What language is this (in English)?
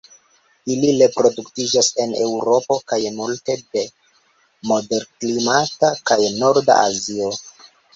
Esperanto